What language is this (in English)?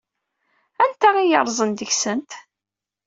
Kabyle